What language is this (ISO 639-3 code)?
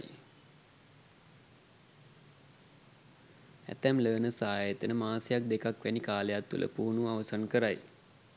sin